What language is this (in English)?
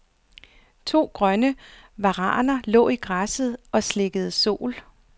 Danish